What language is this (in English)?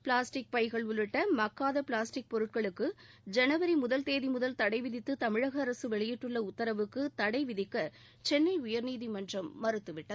Tamil